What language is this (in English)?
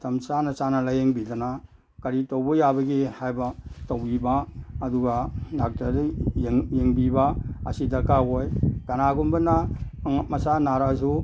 Manipuri